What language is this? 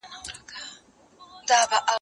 Pashto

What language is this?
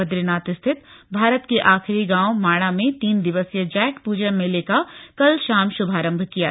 Hindi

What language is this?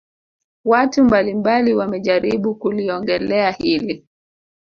Swahili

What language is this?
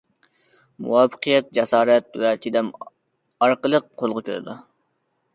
Uyghur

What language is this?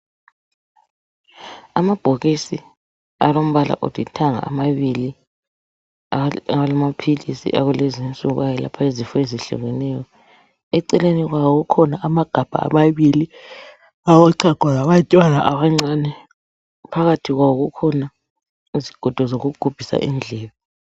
North Ndebele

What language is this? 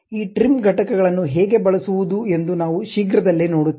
Kannada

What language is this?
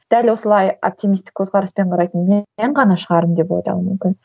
Kazakh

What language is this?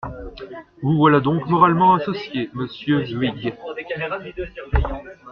French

